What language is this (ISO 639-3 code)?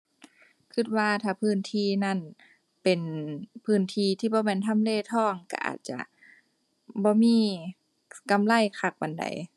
tha